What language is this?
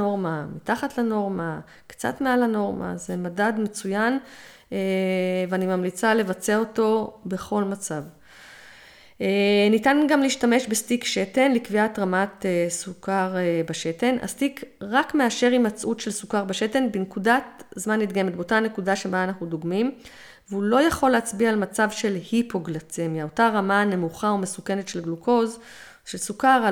Hebrew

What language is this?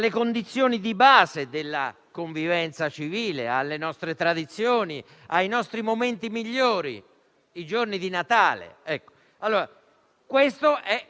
Italian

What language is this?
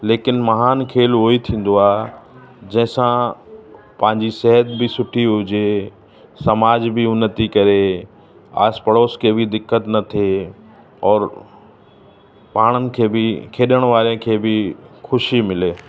Sindhi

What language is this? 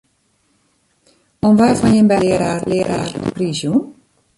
Western Frisian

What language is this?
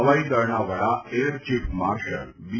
Gujarati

